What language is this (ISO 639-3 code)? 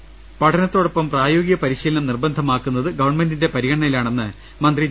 mal